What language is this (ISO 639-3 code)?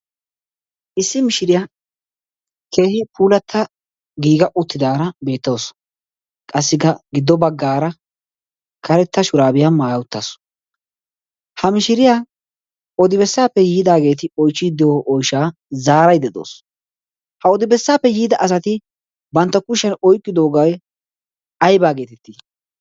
wal